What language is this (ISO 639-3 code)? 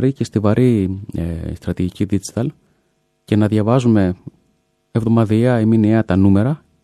ell